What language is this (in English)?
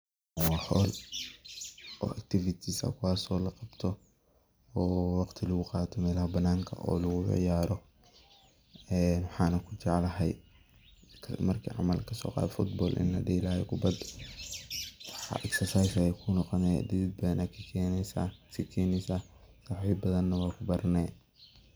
Somali